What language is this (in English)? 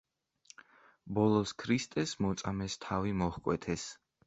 Georgian